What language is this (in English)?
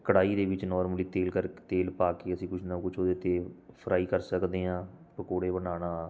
Punjabi